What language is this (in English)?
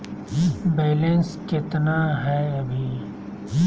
Magahi